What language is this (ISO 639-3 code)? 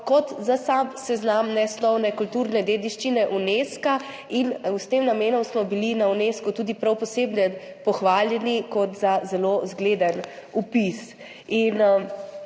slv